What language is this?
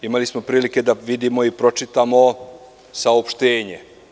Serbian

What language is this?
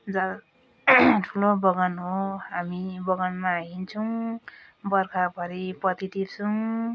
Nepali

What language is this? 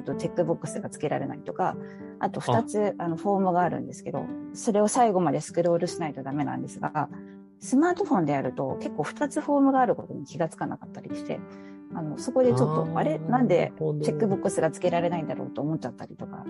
Japanese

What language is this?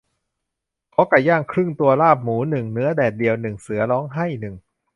Thai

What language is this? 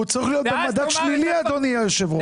Hebrew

